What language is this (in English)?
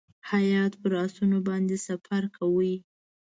Pashto